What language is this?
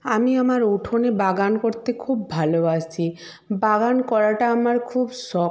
Bangla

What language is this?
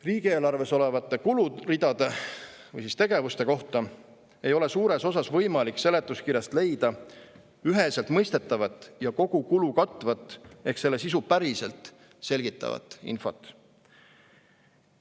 Estonian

